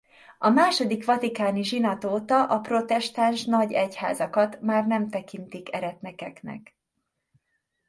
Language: Hungarian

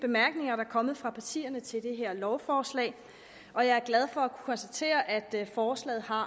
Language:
Danish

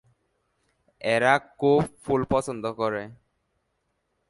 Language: Bangla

